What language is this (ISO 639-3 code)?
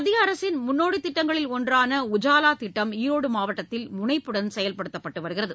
tam